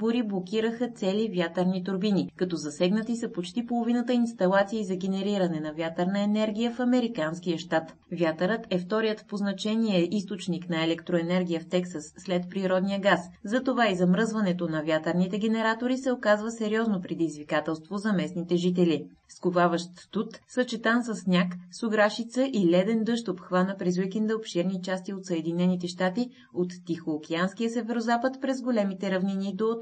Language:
Bulgarian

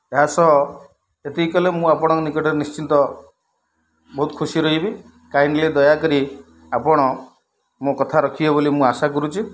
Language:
Odia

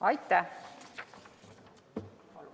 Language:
Estonian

